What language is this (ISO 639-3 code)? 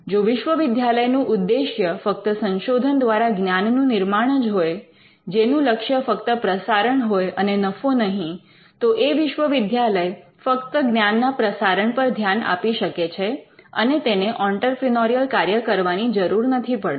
guj